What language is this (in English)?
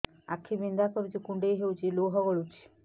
Odia